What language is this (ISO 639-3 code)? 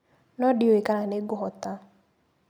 kik